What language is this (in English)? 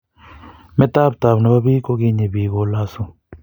Kalenjin